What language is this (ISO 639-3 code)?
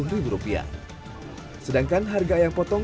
ind